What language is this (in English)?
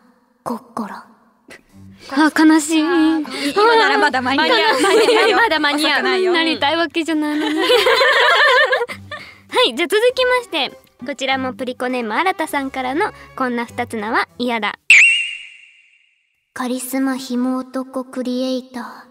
Japanese